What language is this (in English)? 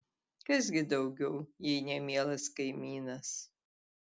Lithuanian